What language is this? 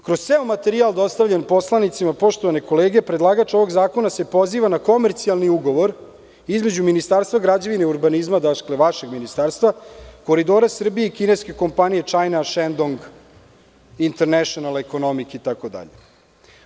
Serbian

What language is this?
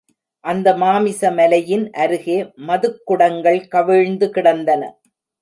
Tamil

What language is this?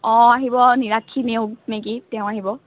Assamese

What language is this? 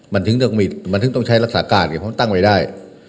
Thai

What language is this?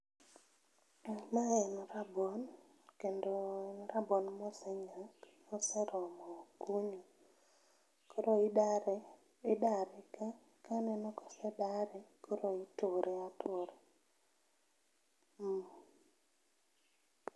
Luo (Kenya and Tanzania)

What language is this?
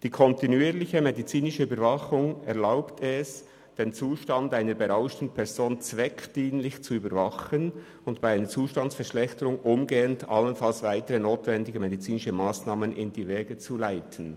Swiss German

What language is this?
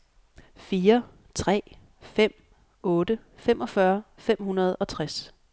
Danish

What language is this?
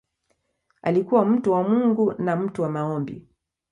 Swahili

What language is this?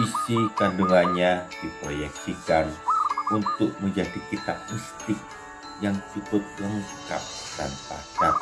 Indonesian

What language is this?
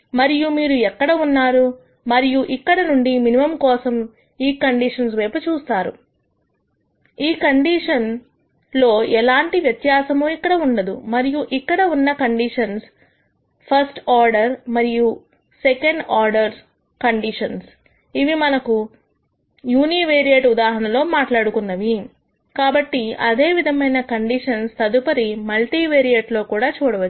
Telugu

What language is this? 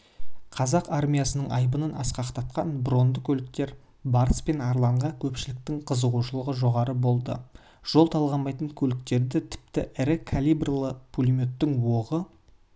Kazakh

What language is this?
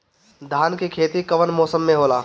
Bhojpuri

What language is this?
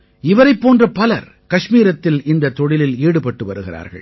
Tamil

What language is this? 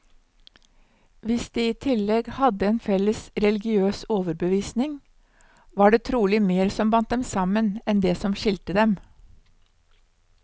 Norwegian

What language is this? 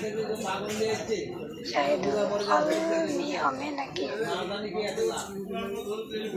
Thai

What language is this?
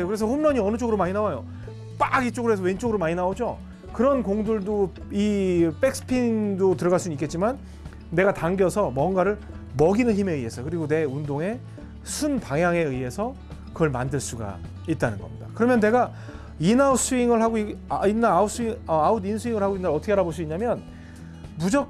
Korean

